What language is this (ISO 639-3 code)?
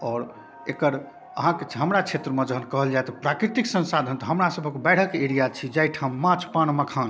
mai